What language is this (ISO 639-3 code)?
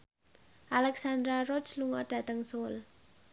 jav